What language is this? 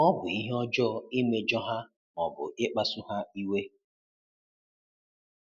Igbo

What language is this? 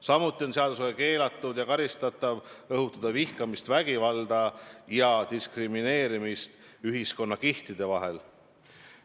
Estonian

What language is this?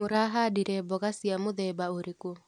Kikuyu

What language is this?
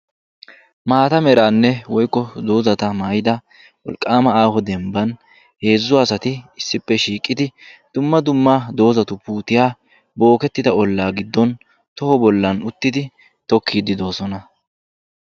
Wolaytta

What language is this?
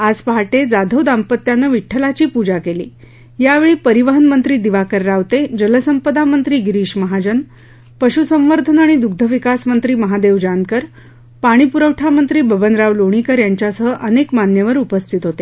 Marathi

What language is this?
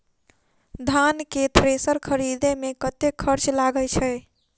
Maithili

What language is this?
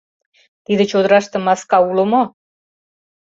Mari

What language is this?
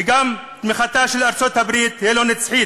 Hebrew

